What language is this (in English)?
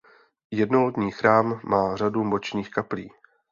Czech